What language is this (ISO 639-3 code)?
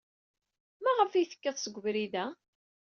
kab